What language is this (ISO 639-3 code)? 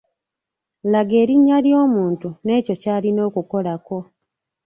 lug